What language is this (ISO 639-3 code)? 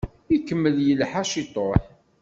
kab